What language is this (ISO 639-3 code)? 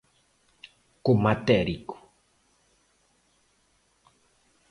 glg